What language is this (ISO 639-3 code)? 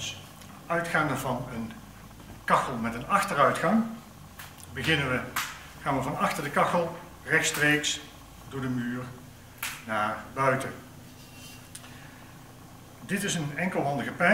nld